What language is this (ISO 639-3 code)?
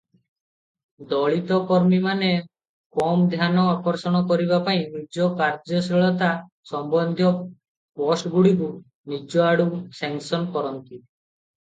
ori